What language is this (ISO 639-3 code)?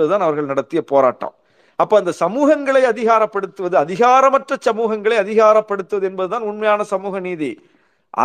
tam